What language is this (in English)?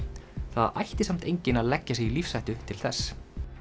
Icelandic